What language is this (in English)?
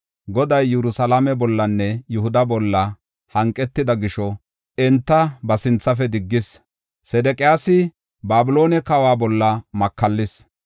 Gofa